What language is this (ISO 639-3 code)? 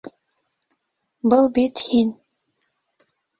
bak